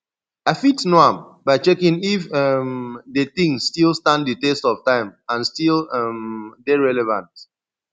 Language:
Nigerian Pidgin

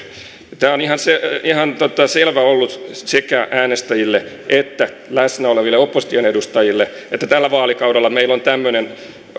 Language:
Finnish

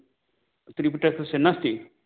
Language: Sanskrit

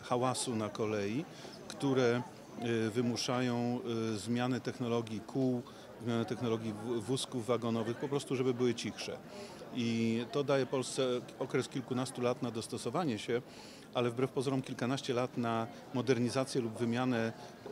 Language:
Polish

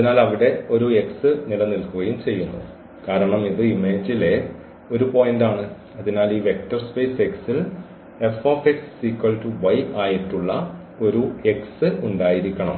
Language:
Malayalam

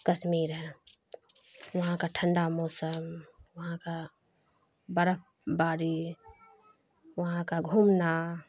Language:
Urdu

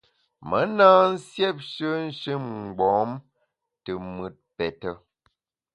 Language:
Bamun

